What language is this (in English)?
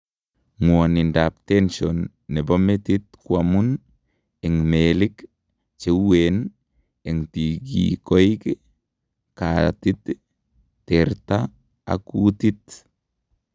Kalenjin